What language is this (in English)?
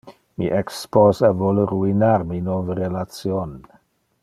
Interlingua